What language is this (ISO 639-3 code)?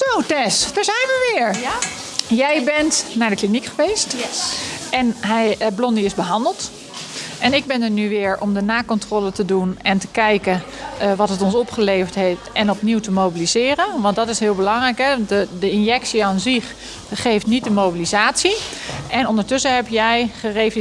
nld